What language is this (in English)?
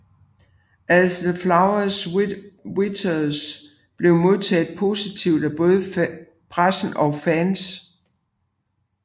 Danish